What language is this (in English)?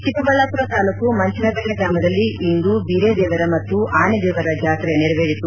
Kannada